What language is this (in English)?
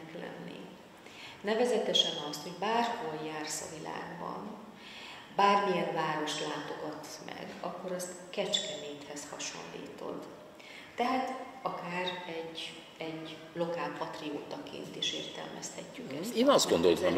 Hungarian